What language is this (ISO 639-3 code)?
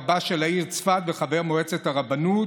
heb